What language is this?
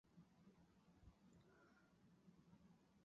Chinese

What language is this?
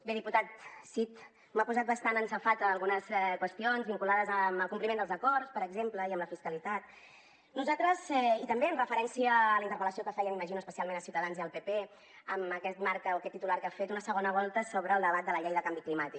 Catalan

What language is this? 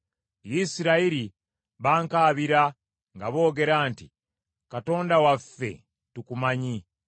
Ganda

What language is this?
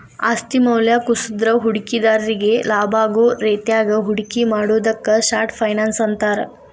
Kannada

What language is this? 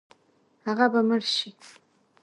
Pashto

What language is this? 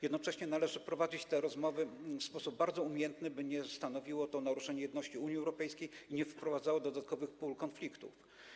Polish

